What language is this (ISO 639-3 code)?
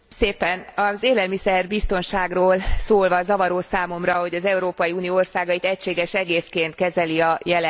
hun